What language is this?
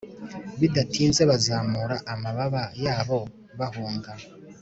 Kinyarwanda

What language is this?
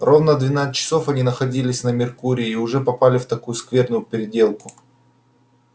Russian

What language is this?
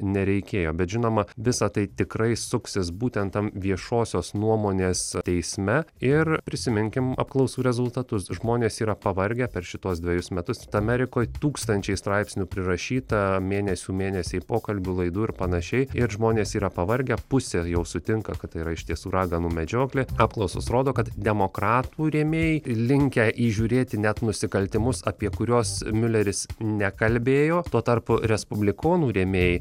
Lithuanian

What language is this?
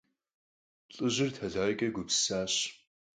Kabardian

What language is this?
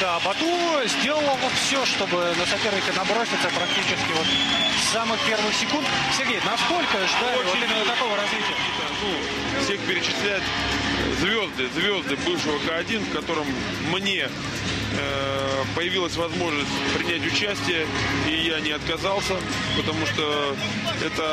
Russian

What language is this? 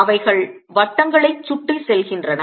Tamil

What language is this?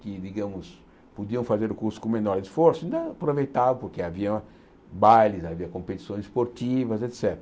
Portuguese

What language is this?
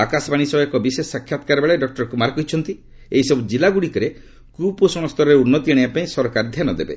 Odia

